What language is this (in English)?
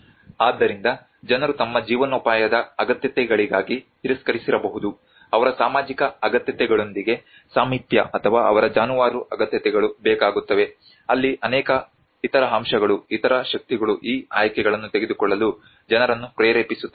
Kannada